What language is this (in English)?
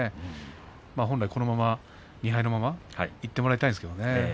Japanese